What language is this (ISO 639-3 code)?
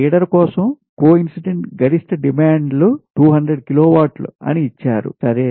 tel